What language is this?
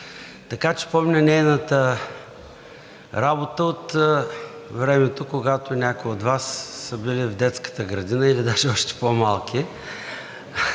Bulgarian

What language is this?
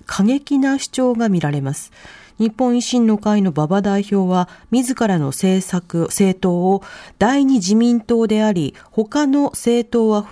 Japanese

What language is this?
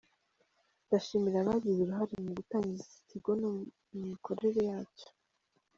Kinyarwanda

